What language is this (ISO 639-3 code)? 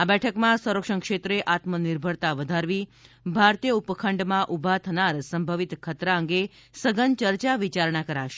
guj